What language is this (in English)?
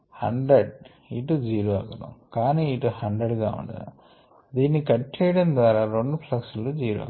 Telugu